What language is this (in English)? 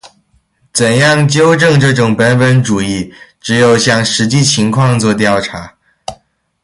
Chinese